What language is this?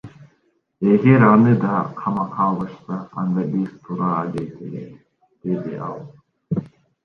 Kyrgyz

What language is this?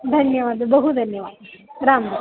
Sanskrit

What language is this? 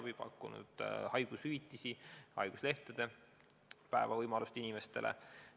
Estonian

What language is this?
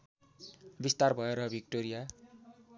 Nepali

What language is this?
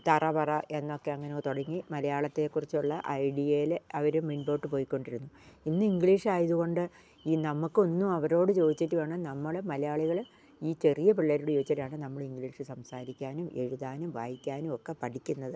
Malayalam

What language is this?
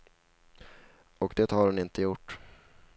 Swedish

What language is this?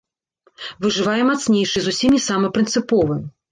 Belarusian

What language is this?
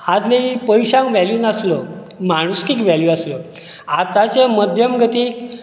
Konkani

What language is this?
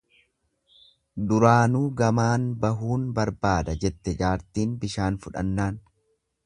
Oromo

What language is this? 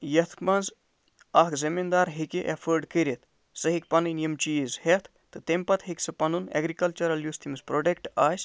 Kashmiri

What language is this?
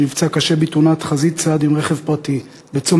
Hebrew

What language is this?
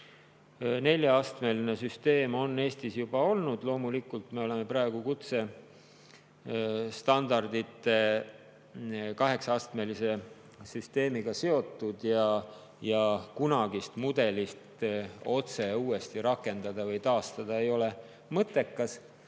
Estonian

